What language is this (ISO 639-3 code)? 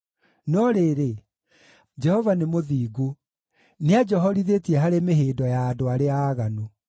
kik